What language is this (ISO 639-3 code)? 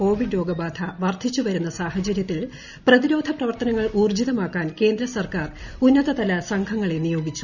mal